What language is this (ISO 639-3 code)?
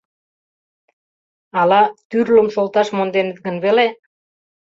chm